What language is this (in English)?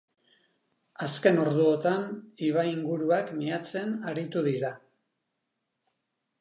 Basque